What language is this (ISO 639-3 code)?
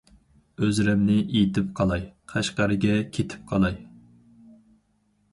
uig